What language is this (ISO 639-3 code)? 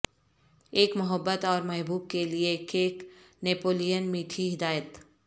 urd